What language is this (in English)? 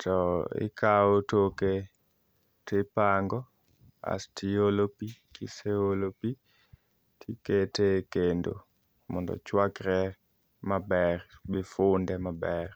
Luo (Kenya and Tanzania)